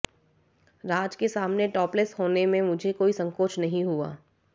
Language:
Hindi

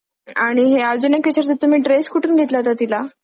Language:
Marathi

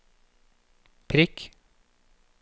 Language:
Norwegian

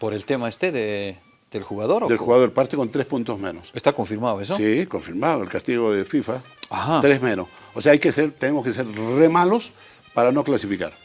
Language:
Spanish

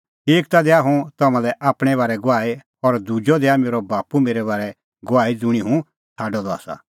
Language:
Kullu Pahari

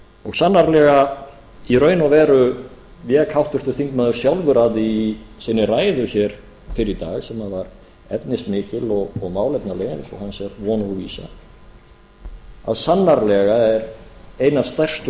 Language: Icelandic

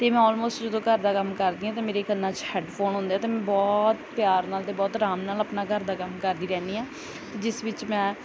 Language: Punjabi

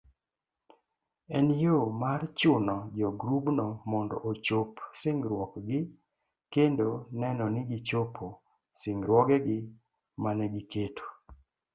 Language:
Luo (Kenya and Tanzania)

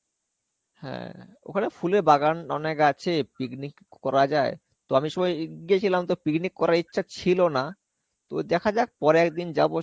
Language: Bangla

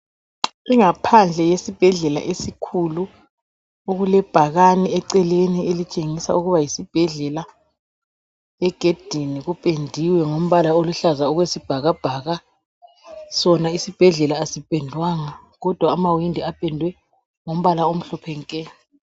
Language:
North Ndebele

